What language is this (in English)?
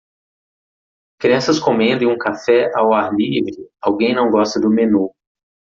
Portuguese